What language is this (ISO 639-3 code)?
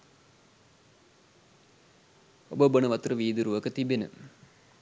sin